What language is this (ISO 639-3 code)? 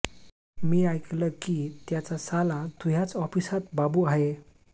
mar